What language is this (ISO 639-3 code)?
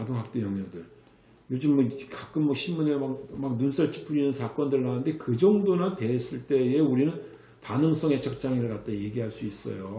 kor